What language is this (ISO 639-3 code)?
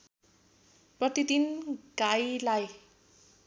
nep